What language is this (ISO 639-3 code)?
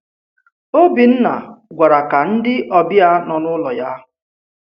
ibo